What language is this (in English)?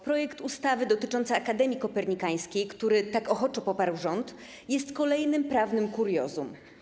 Polish